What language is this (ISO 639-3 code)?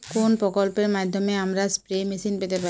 ben